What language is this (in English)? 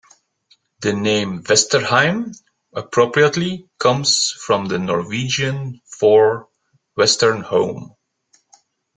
English